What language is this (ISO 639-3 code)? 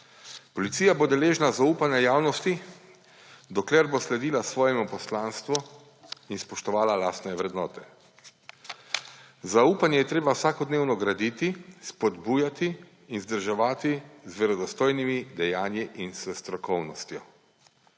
slv